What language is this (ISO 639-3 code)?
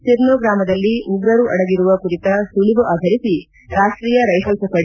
kan